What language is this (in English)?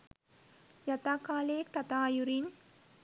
Sinhala